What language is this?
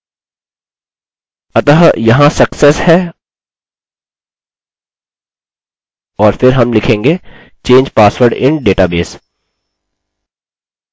Hindi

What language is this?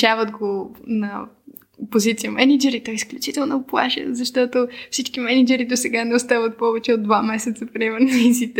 Bulgarian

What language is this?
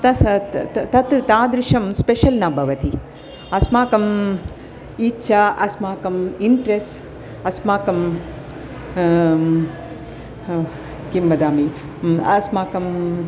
Sanskrit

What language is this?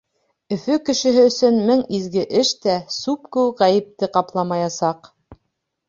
Bashkir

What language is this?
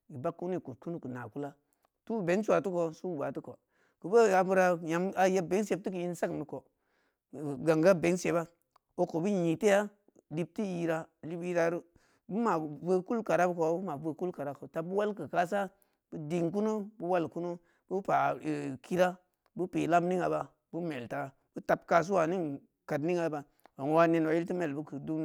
Samba Leko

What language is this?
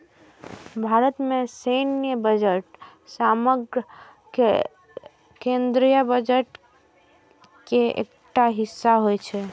Maithili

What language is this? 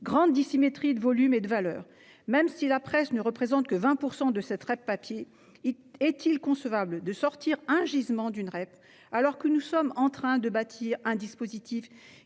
French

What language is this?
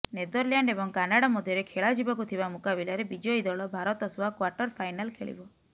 Odia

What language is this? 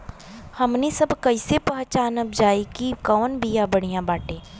Bhojpuri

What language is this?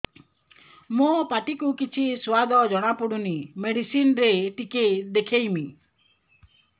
Odia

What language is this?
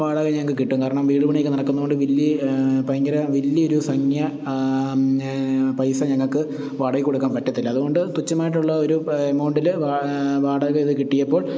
Malayalam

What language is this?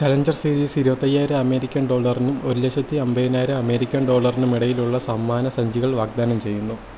Malayalam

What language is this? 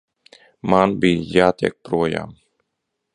Latvian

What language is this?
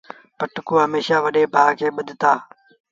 Sindhi Bhil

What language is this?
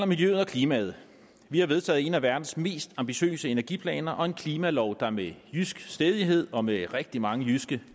Danish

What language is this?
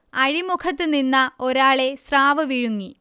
Malayalam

